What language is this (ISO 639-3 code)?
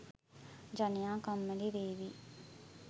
sin